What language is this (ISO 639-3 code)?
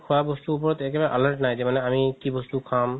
asm